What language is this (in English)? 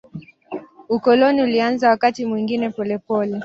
Swahili